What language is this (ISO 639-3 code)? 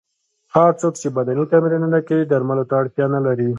pus